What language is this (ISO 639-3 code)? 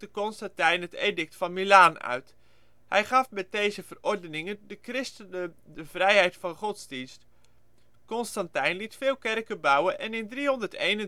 nld